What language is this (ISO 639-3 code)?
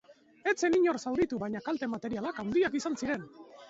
eus